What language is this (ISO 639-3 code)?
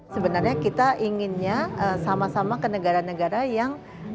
ind